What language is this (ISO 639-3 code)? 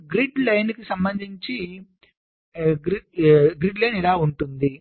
tel